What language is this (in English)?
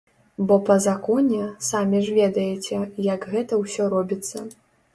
Belarusian